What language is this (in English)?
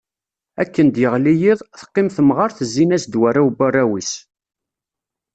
Kabyle